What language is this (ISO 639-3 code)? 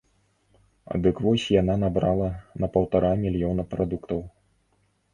bel